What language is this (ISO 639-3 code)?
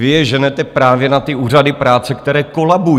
ces